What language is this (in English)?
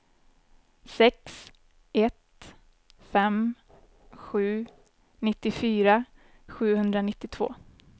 Swedish